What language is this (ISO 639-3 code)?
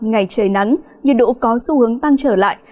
vie